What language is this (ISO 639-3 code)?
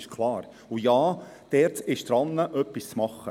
gsw